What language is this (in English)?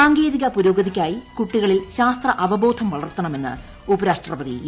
Malayalam